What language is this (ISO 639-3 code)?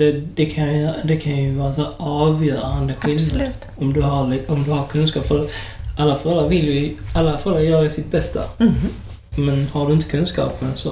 swe